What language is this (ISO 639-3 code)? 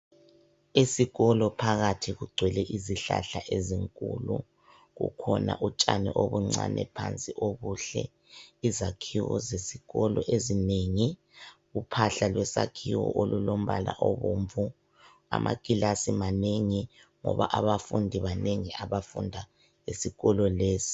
nde